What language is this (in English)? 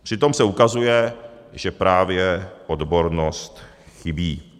Czech